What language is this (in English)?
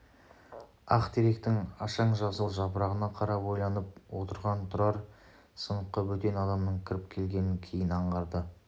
Kazakh